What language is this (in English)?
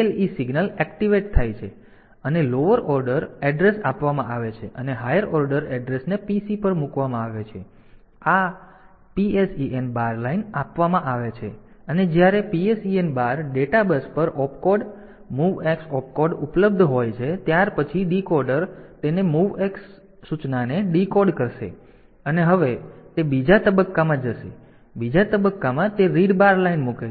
Gujarati